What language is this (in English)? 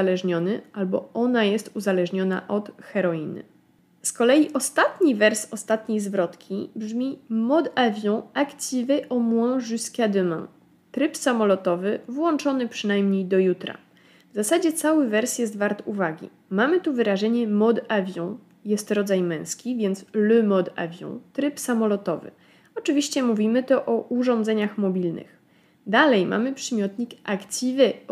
Polish